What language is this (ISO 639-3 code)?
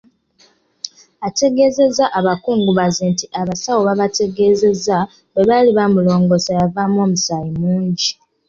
lug